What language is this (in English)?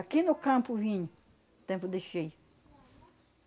Portuguese